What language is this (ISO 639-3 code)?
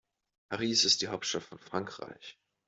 deu